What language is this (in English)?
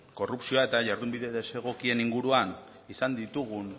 Basque